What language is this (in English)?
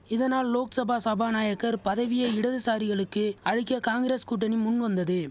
Tamil